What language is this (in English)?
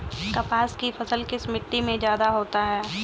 Hindi